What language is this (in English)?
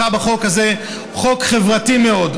Hebrew